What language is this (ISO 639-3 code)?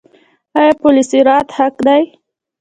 pus